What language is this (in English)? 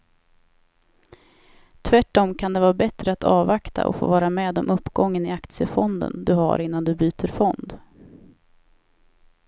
Swedish